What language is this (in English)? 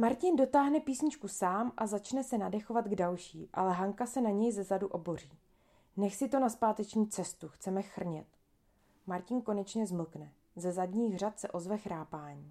Czech